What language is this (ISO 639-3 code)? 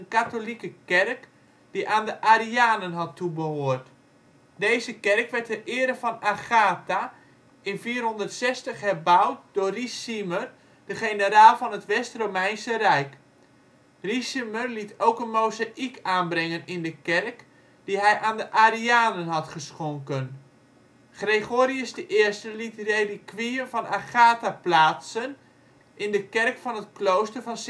nld